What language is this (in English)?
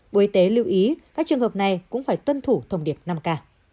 Vietnamese